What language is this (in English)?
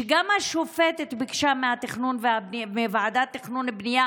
Hebrew